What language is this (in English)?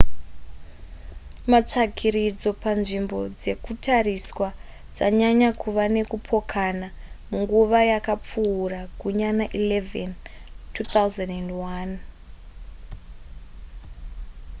Shona